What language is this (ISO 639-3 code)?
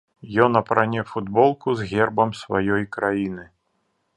bel